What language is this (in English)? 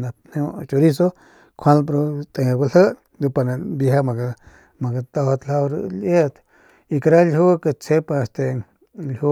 Northern Pame